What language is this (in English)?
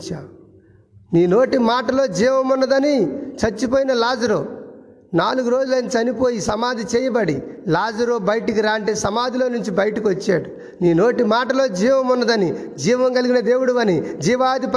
Telugu